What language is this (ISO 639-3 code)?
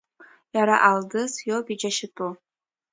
abk